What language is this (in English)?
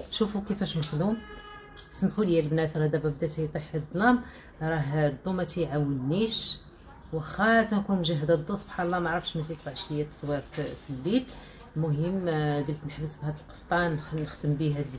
Arabic